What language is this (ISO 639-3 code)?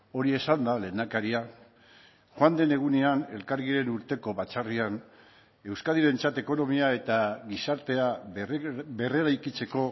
eus